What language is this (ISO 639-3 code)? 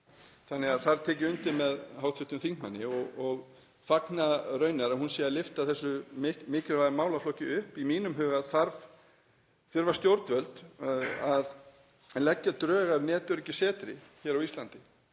isl